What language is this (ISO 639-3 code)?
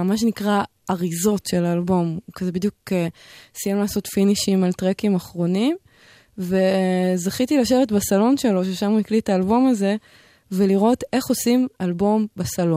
heb